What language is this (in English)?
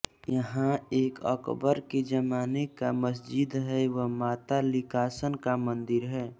Hindi